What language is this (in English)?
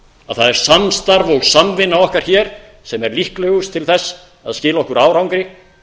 Icelandic